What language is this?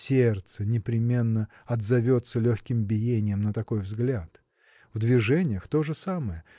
Russian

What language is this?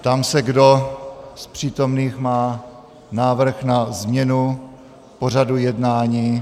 Czech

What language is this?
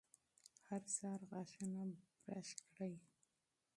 Pashto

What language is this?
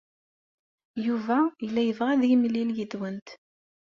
Kabyle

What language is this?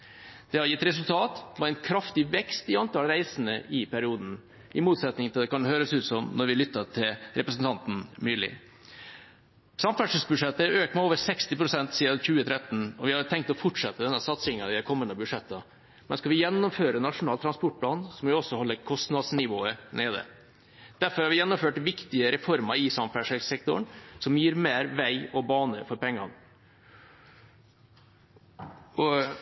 Norwegian Bokmål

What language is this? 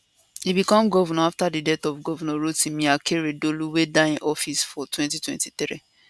Nigerian Pidgin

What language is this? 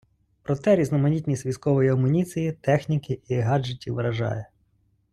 Ukrainian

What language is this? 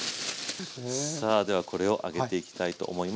Japanese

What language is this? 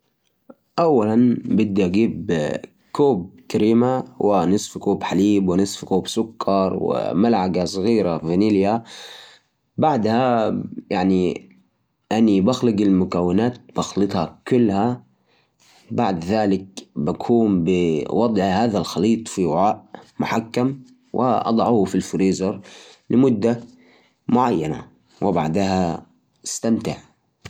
Najdi Arabic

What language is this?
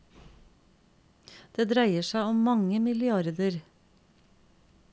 Norwegian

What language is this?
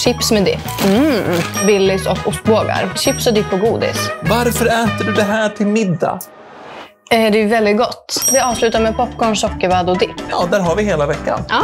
Swedish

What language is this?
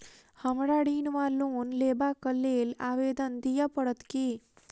Maithili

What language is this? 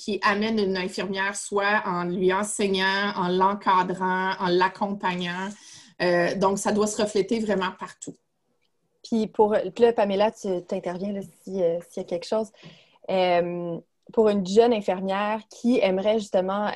French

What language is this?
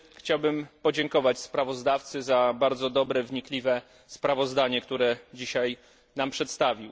Polish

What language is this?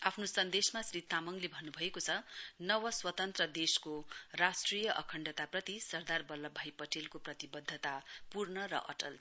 Nepali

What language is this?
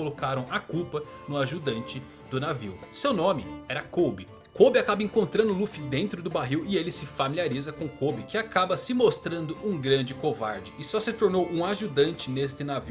Portuguese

